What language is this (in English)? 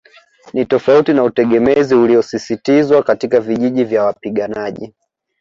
Swahili